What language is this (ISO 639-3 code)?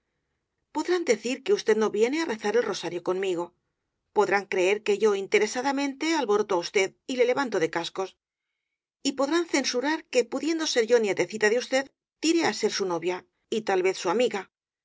spa